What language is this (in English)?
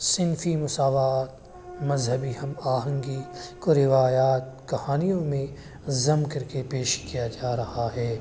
Urdu